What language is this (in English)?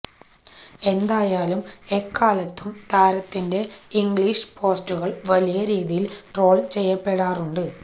Malayalam